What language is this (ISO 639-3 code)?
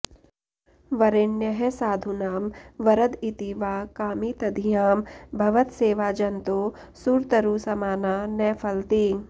san